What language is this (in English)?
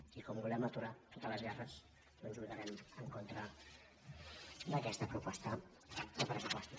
Catalan